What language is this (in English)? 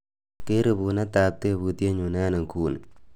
Kalenjin